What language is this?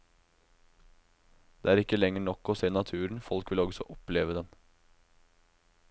Norwegian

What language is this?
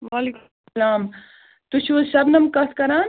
Kashmiri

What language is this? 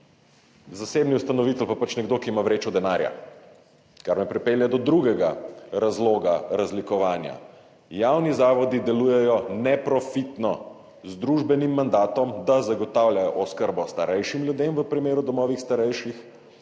Slovenian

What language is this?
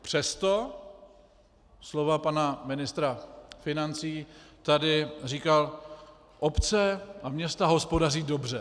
Czech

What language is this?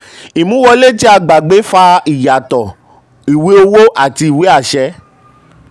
Yoruba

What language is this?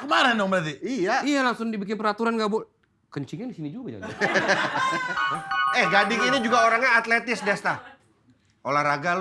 Indonesian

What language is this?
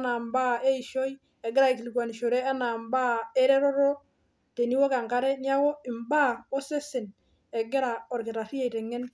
Masai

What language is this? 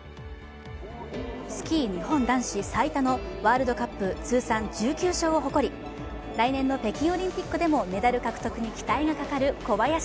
Japanese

